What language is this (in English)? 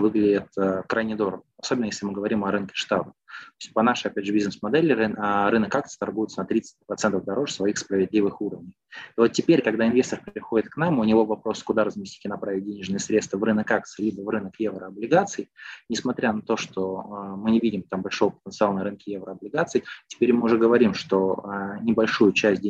Russian